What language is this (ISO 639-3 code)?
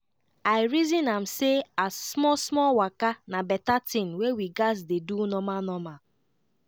pcm